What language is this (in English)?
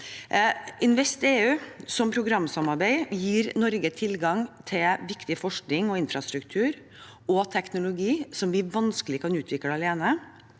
Norwegian